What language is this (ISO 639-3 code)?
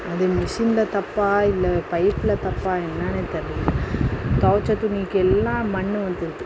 tam